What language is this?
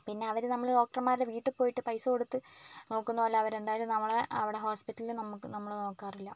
Malayalam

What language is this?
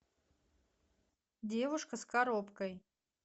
Russian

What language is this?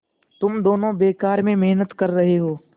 Hindi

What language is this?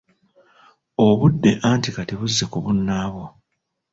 Ganda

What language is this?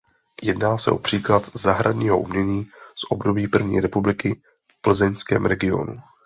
Czech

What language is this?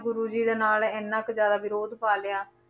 Punjabi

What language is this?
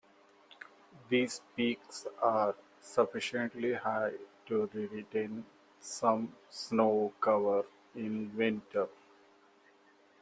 English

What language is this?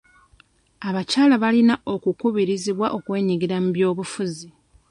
Ganda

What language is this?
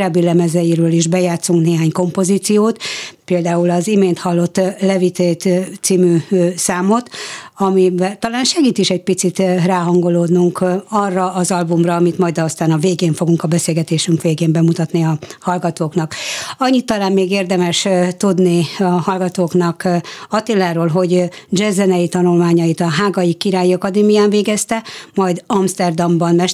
Hungarian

